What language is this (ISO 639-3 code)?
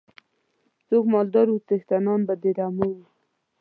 pus